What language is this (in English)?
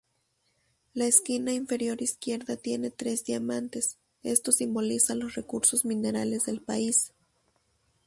Spanish